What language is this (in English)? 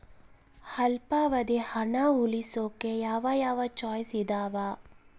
Kannada